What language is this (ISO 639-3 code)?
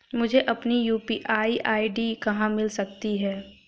hin